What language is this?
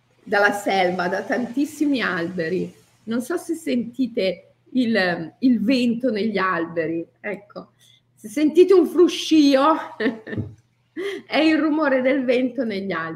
Italian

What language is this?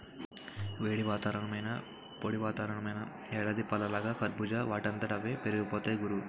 Telugu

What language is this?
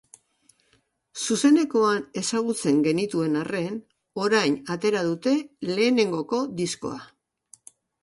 Basque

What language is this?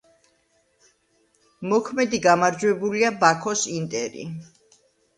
Georgian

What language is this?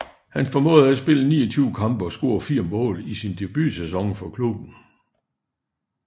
Danish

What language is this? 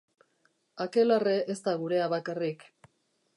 Basque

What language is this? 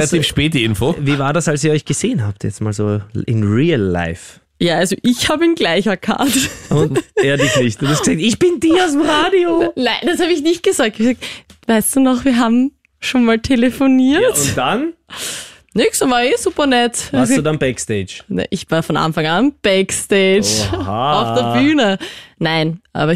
German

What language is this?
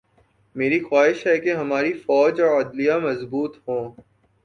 Urdu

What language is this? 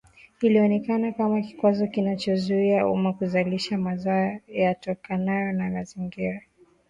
Swahili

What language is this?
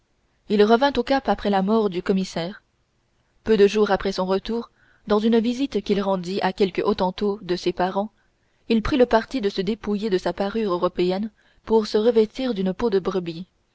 French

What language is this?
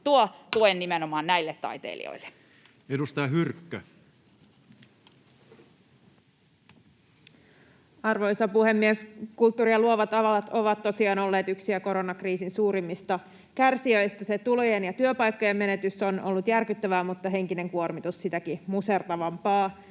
Finnish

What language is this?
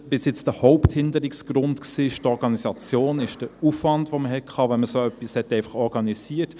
Swiss German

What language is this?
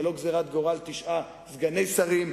Hebrew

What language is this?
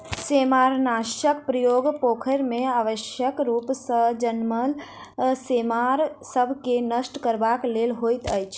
Maithili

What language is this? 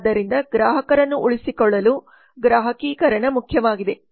Kannada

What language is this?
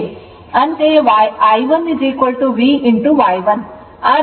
Kannada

